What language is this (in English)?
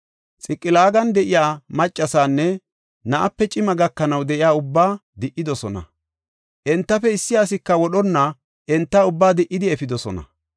Gofa